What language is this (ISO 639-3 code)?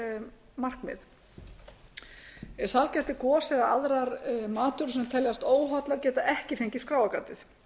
isl